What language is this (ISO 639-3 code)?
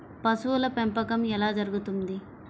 tel